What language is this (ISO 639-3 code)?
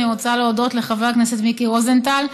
heb